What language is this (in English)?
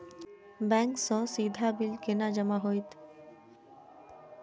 Maithili